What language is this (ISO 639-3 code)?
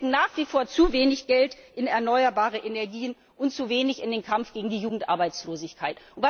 deu